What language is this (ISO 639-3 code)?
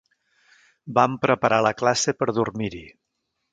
cat